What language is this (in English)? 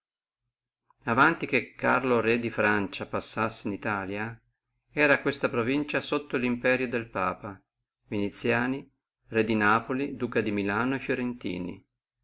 Italian